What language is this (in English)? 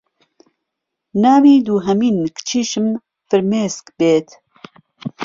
Central Kurdish